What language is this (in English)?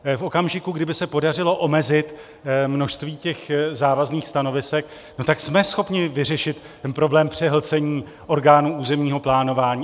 Czech